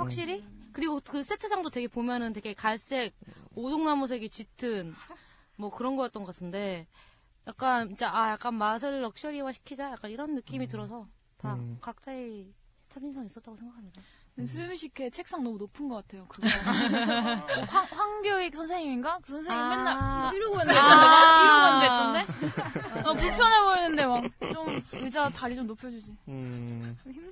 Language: Korean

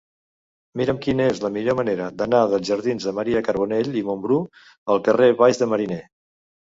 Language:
Catalan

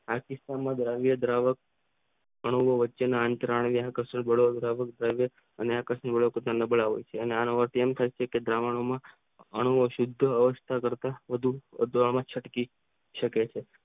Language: Gujarati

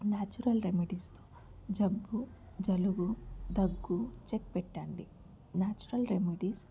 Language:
Telugu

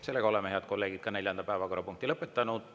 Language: Estonian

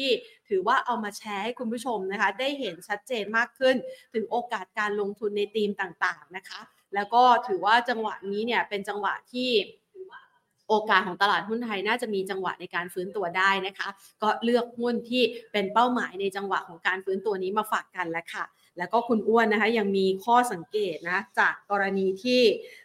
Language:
Thai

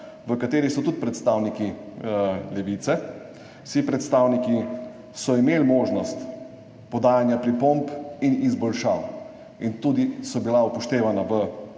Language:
Slovenian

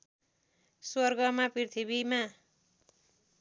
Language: Nepali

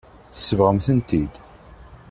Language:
Kabyle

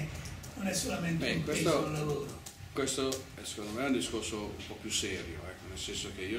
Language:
Italian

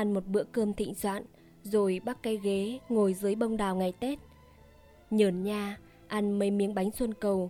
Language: Vietnamese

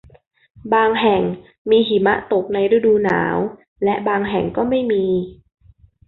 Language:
Thai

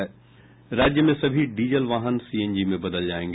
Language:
Hindi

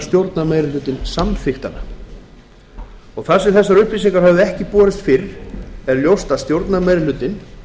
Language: Icelandic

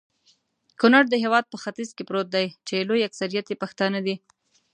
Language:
Pashto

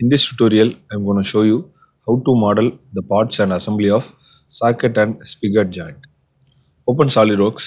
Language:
English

